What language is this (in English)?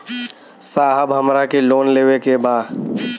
Bhojpuri